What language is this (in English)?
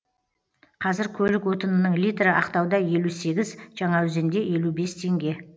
Kazakh